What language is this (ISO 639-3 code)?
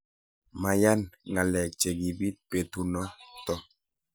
kln